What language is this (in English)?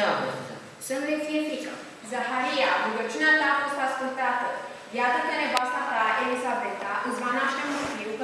Romanian